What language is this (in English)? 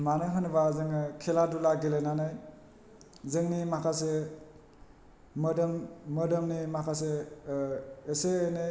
Bodo